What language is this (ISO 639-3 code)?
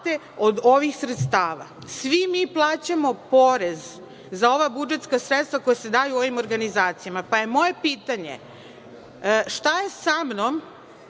srp